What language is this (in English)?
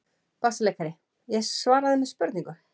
Icelandic